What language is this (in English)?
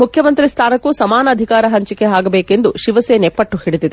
Kannada